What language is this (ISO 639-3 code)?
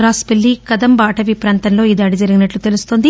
tel